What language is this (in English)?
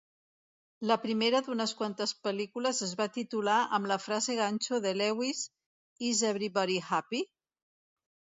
Catalan